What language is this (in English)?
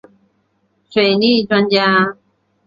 Chinese